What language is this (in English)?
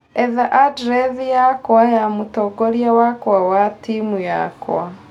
Kikuyu